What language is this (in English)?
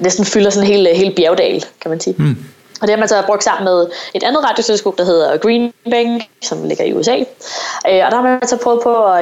Danish